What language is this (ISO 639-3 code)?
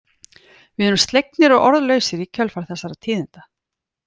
isl